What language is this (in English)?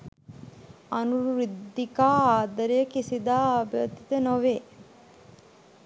Sinhala